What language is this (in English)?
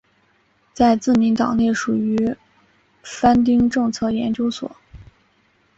Chinese